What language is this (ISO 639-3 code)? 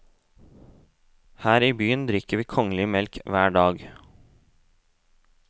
nor